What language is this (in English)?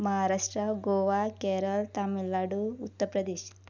Konkani